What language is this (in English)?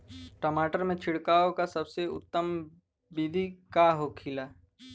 Bhojpuri